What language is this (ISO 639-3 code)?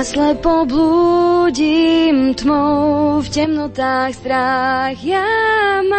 slk